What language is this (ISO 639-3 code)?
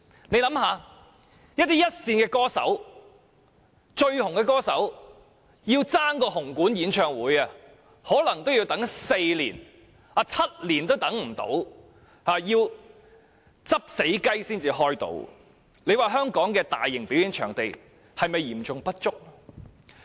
yue